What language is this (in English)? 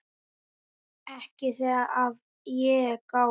Icelandic